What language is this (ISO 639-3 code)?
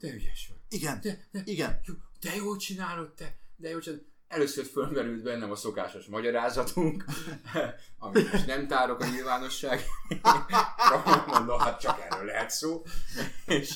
hun